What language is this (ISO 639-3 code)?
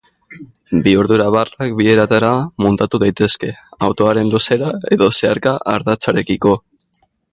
eus